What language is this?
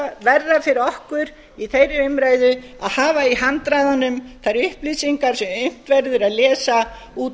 Icelandic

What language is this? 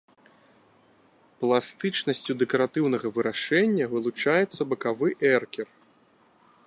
Belarusian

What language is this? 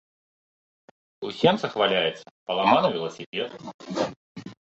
Belarusian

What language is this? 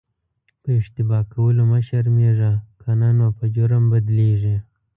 Pashto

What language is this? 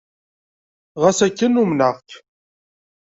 Kabyle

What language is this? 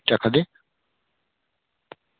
Dogri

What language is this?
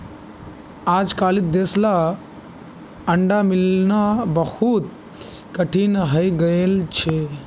Magahi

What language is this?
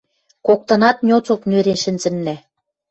Western Mari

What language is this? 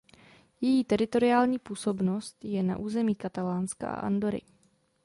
Czech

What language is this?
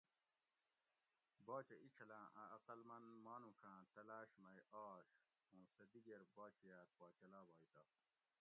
Gawri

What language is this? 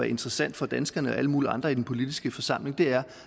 Danish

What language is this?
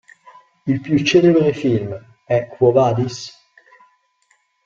Italian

